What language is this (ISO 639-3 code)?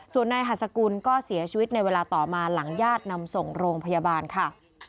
tha